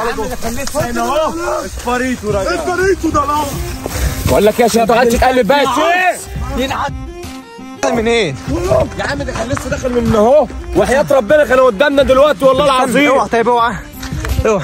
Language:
Arabic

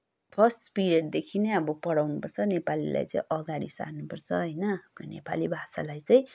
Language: Nepali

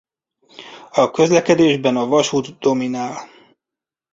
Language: Hungarian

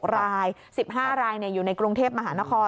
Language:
Thai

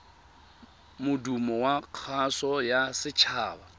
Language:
Tswana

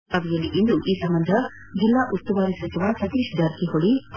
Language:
Kannada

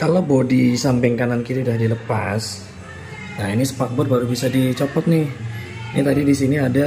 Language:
Indonesian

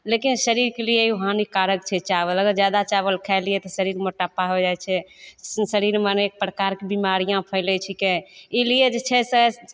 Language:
Maithili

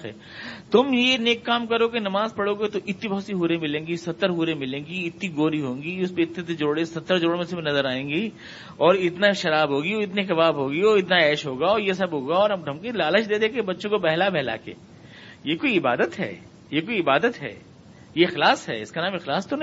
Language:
Urdu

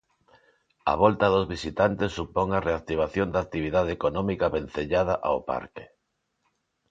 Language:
Galician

